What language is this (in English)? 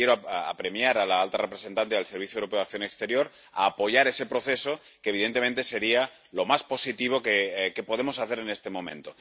Spanish